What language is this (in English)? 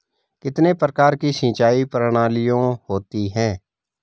Hindi